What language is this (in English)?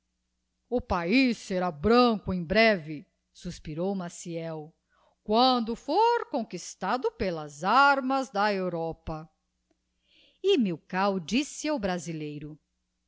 Portuguese